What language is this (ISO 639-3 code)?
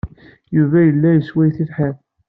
kab